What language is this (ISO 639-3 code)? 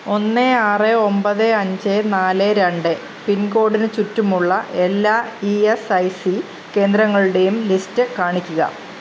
mal